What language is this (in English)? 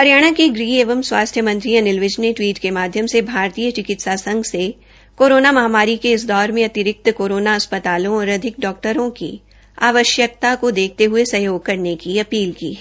Hindi